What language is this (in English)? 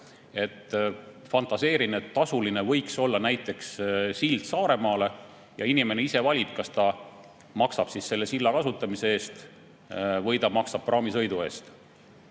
Estonian